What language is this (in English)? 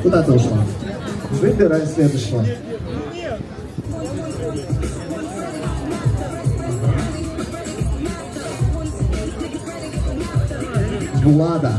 Russian